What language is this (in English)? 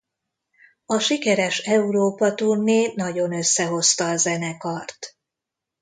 Hungarian